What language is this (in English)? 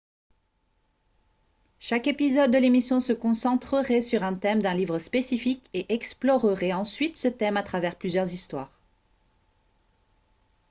French